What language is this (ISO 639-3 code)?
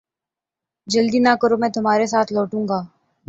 urd